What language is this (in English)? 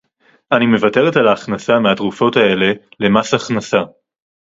Hebrew